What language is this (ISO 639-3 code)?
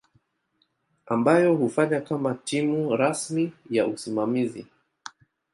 swa